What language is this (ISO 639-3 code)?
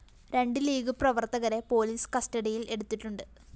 mal